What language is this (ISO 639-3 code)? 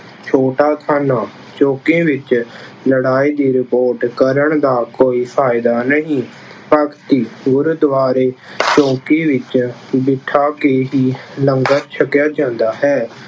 pan